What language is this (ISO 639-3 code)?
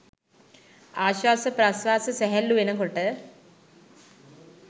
sin